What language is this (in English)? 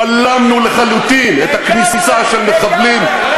Hebrew